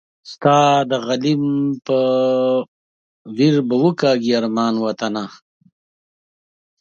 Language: Pashto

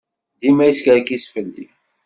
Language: Kabyle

